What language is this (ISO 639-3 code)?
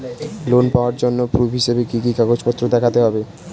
ben